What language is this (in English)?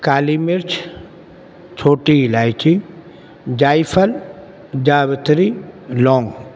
Urdu